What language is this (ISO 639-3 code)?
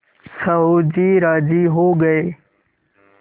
hin